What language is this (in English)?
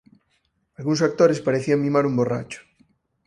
Galician